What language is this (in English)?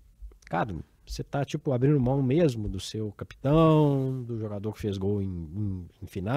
Portuguese